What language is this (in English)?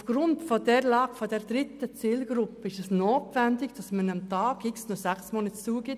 Swiss German